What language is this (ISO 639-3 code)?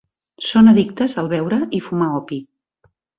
cat